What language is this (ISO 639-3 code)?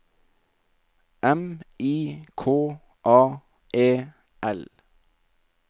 nor